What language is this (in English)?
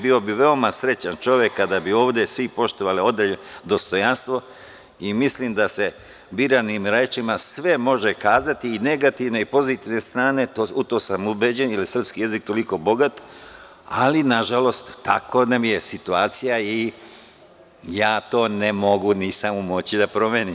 Serbian